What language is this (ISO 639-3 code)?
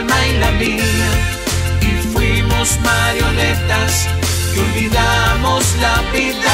spa